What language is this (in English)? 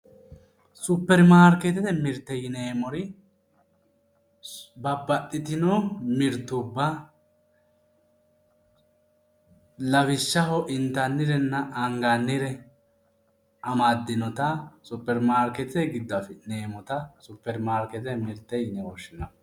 Sidamo